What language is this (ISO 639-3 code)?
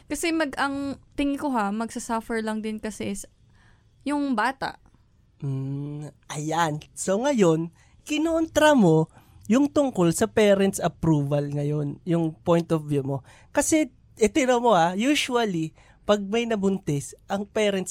fil